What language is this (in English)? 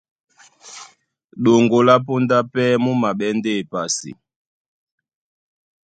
Duala